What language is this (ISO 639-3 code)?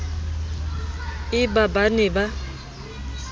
sot